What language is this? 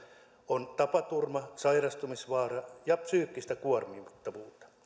Finnish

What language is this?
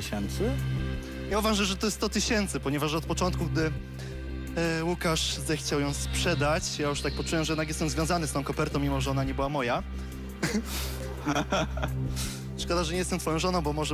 Polish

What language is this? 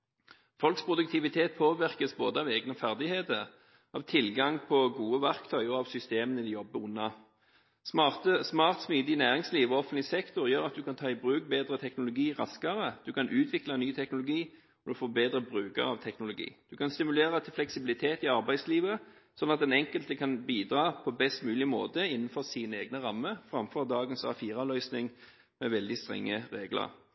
Norwegian Bokmål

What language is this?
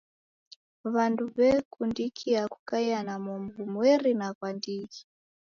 Taita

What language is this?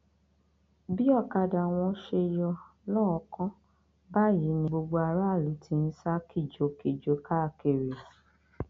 Yoruba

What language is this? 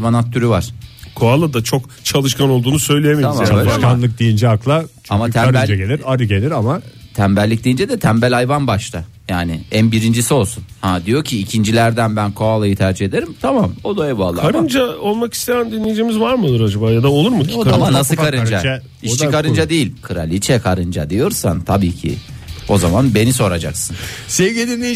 Turkish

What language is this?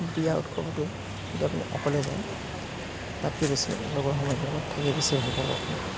Assamese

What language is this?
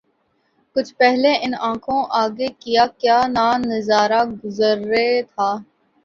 Urdu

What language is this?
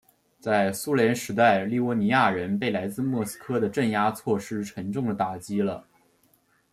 Chinese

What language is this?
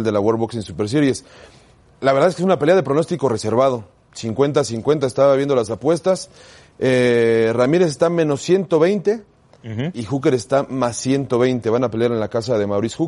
Spanish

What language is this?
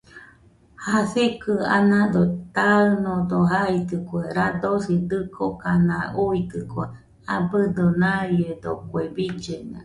Nüpode Huitoto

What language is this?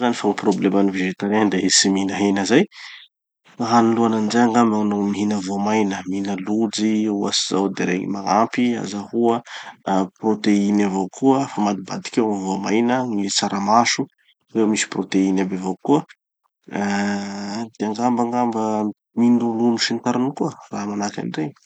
Tanosy Malagasy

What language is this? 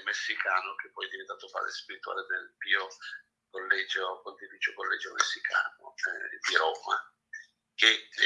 Italian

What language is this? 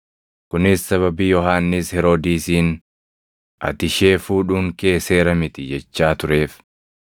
Oromo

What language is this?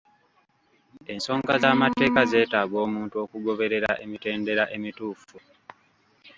Ganda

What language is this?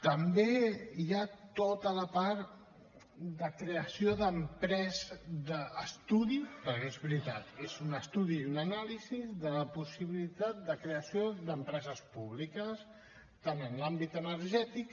Catalan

